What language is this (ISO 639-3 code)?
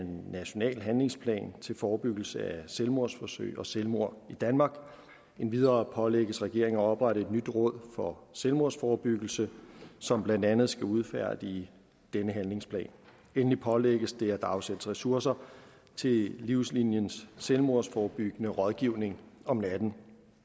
dan